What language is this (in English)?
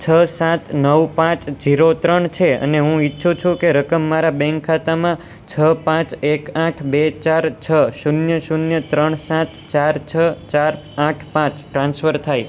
Gujarati